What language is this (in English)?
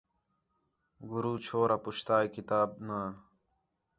Khetrani